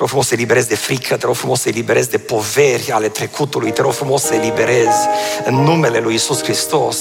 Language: Romanian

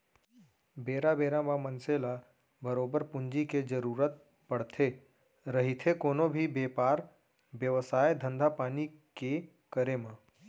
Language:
Chhattisgarhi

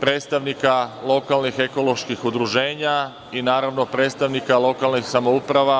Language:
Serbian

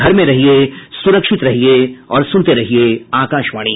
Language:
Hindi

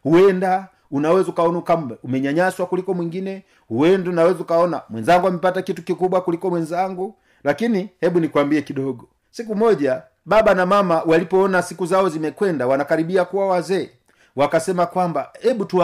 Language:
Swahili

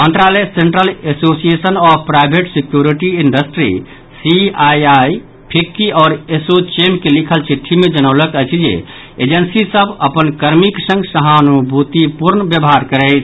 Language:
Maithili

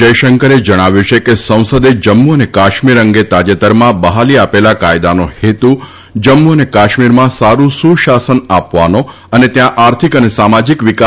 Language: Gujarati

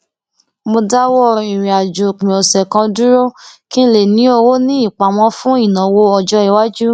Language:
Yoruba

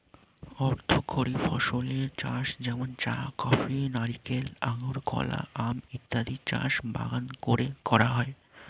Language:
Bangla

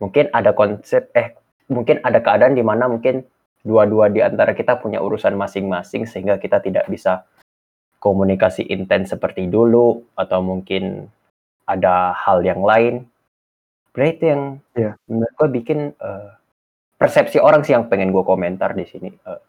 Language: Indonesian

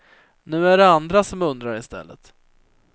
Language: Swedish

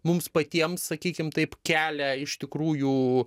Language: Lithuanian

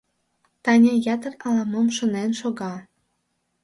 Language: Mari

